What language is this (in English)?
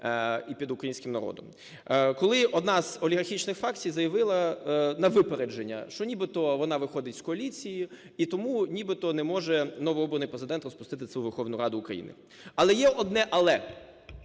Ukrainian